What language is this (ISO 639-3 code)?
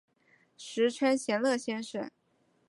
zho